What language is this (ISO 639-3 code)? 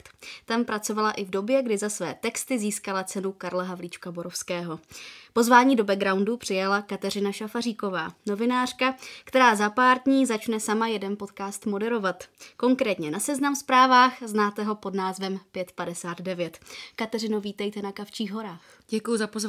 ces